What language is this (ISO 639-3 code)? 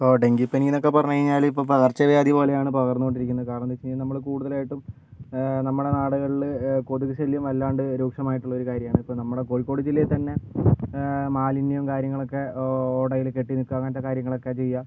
mal